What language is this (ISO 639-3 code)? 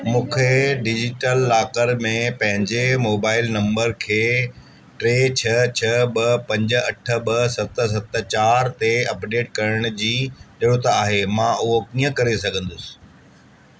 snd